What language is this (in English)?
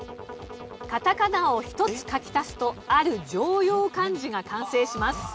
Japanese